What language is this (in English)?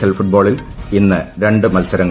Malayalam